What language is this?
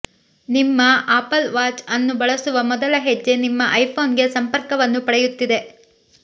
Kannada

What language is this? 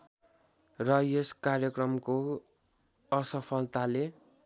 Nepali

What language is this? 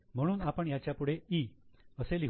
Marathi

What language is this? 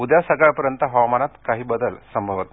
Marathi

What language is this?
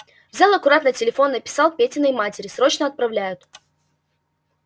Russian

